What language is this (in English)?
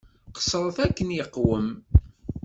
Kabyle